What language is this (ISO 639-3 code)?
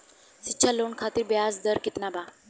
bho